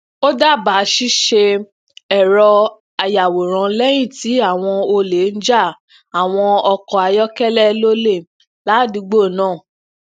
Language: Yoruba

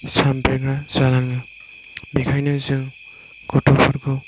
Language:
Bodo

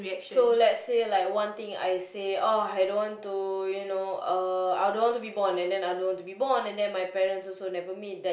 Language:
English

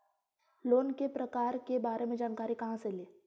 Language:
Magahi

